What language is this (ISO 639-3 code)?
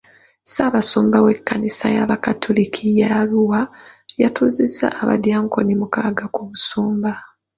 lug